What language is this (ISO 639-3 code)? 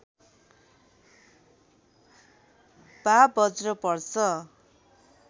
nep